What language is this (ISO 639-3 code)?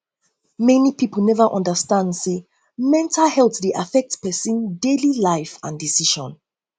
pcm